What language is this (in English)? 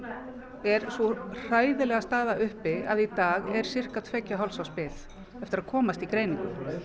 Icelandic